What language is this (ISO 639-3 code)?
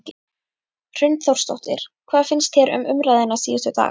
isl